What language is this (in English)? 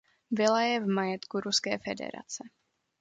Czech